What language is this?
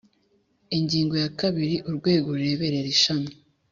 Kinyarwanda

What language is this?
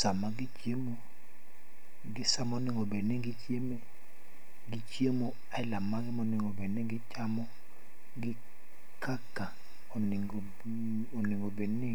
Luo (Kenya and Tanzania)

